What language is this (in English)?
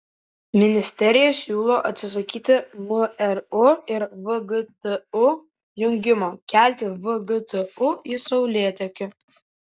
Lithuanian